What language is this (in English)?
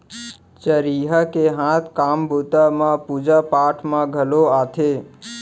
Chhattisgarhi